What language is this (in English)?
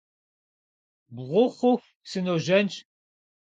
Kabardian